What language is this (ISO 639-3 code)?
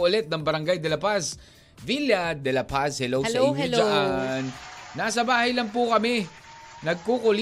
fil